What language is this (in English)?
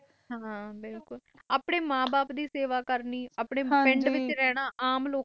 Punjabi